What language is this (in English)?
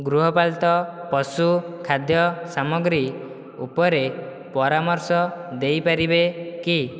Odia